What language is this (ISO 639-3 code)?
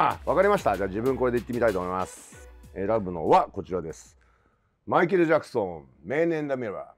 jpn